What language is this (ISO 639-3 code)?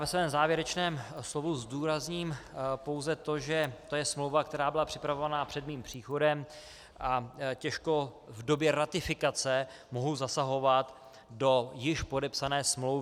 ces